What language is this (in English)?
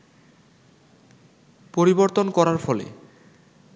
Bangla